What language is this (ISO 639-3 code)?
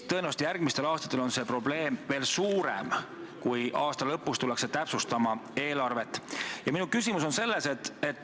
est